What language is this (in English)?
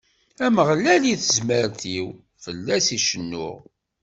Kabyle